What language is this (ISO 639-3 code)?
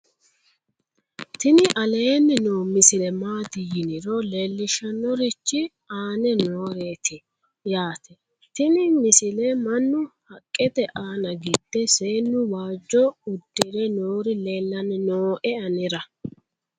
sid